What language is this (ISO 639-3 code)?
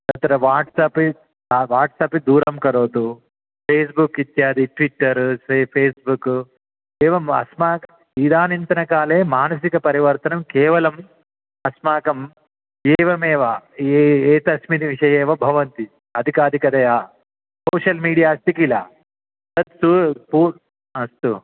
san